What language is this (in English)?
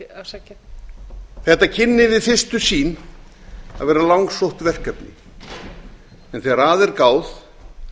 Icelandic